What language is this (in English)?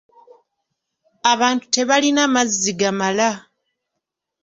Ganda